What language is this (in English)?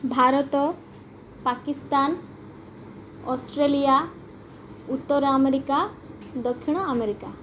Odia